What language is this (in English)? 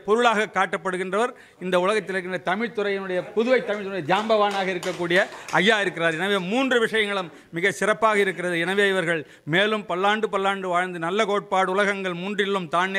Tamil